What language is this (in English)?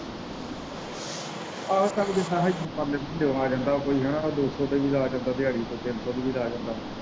Punjabi